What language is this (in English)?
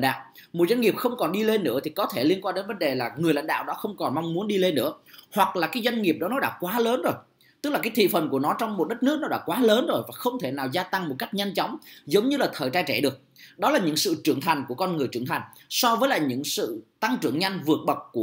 Vietnamese